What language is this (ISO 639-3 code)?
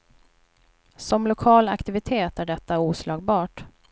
swe